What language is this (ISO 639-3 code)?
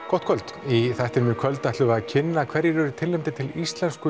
isl